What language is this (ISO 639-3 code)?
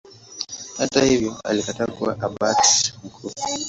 swa